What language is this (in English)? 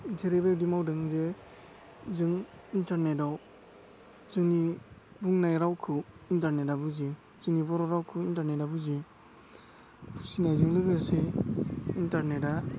Bodo